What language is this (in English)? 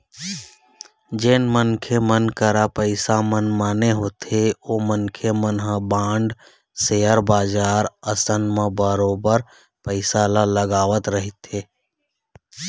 Chhattisgarhi